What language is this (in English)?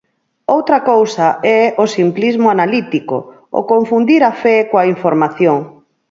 Galician